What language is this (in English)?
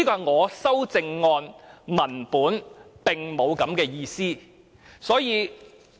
Cantonese